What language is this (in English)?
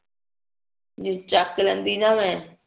Punjabi